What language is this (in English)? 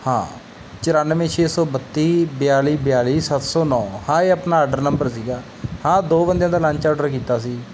Punjabi